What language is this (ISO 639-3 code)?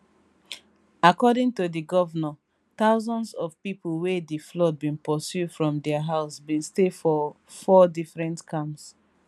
pcm